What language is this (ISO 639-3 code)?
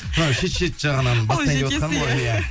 kaz